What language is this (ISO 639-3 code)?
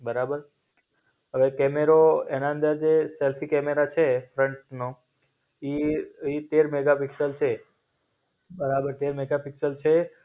guj